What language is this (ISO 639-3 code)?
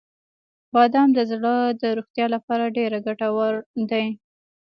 pus